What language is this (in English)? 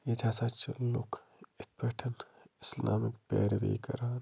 Kashmiri